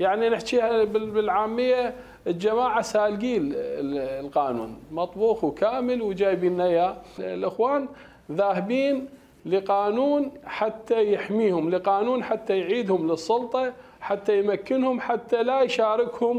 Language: Arabic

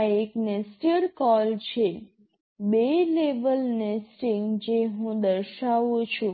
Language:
Gujarati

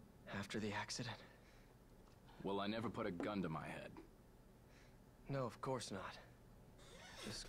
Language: Russian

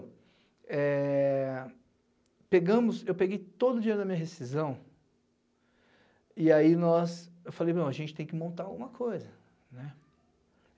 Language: Portuguese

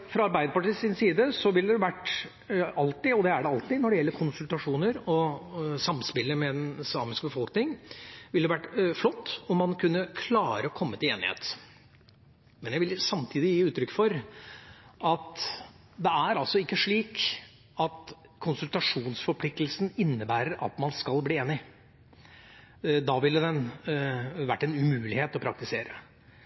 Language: Norwegian Bokmål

